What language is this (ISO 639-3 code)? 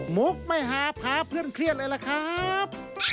tha